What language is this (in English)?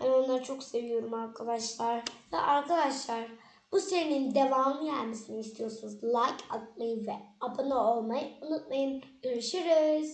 Turkish